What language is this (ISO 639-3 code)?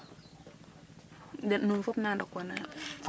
srr